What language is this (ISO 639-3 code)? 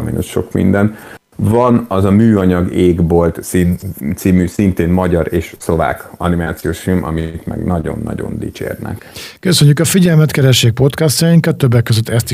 hun